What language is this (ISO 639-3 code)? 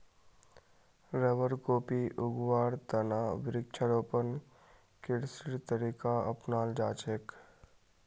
mag